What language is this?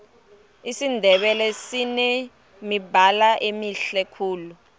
Tsonga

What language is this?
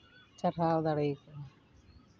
Santali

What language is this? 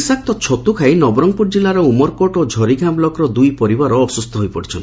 Odia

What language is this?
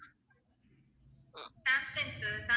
Tamil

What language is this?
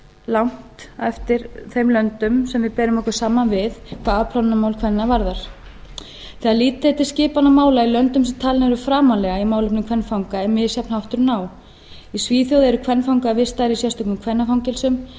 Icelandic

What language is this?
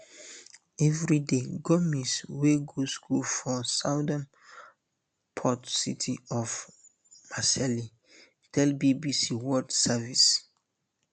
Nigerian Pidgin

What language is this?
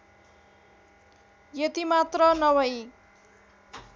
Nepali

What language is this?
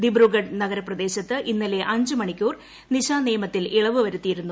Malayalam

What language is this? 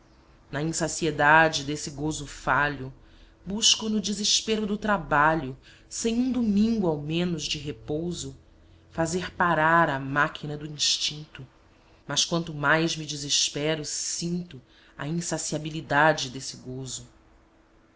Portuguese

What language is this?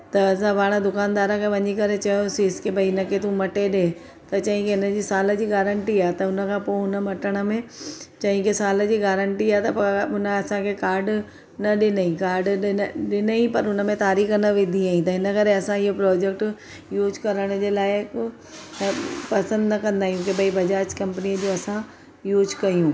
Sindhi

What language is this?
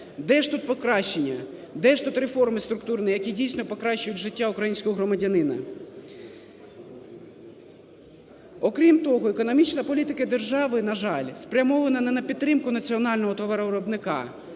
Ukrainian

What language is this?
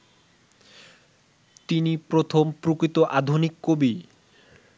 Bangla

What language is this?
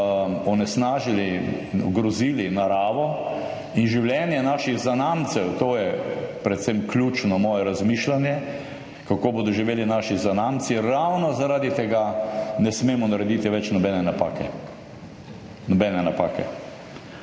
Slovenian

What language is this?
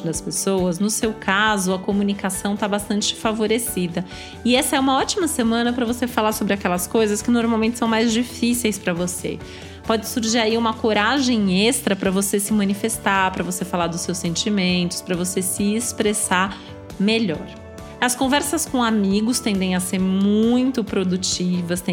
Portuguese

